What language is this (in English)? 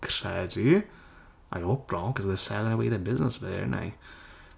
Welsh